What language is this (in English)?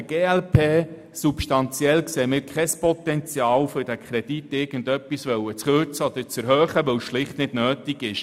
Swiss German